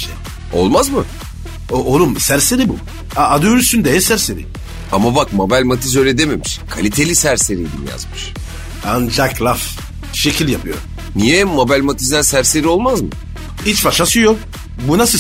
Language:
Turkish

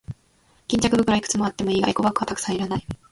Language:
Japanese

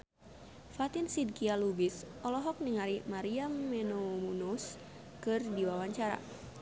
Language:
Sundanese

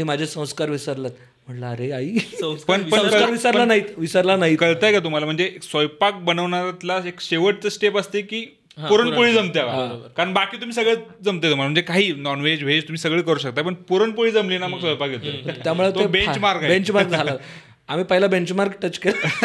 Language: Marathi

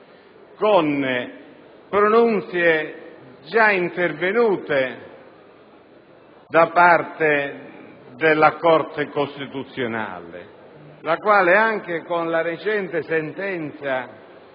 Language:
Italian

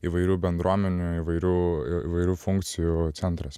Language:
Lithuanian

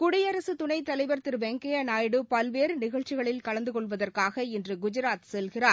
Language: Tamil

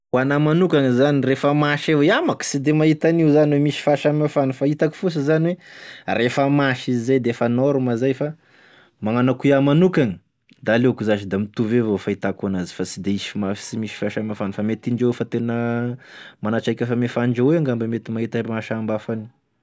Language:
Tesaka Malagasy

